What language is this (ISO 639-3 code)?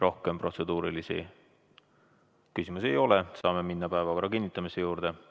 est